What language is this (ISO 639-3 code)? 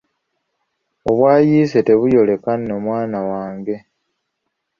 lug